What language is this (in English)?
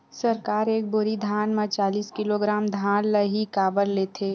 Chhattisgarhi